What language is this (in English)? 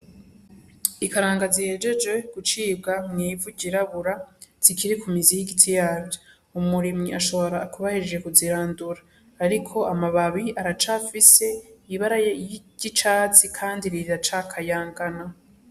Rundi